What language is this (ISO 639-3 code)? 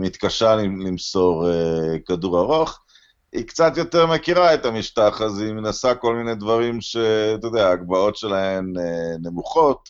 heb